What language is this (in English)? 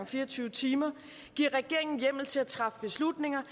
Danish